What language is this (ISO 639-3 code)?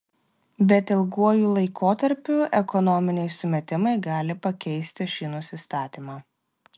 lit